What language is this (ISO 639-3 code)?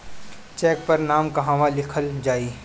bho